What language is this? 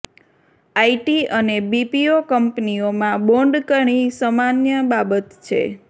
Gujarati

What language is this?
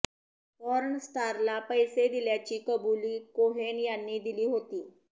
Marathi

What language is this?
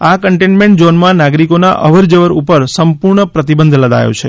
Gujarati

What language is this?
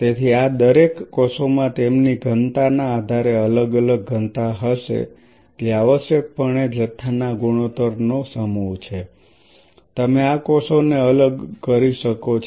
Gujarati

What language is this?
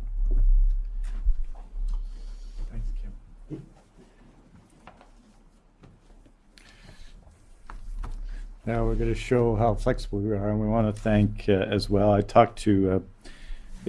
English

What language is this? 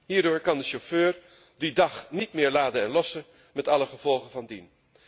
Dutch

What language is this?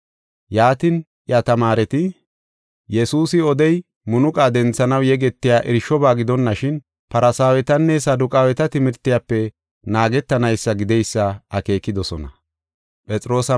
Gofa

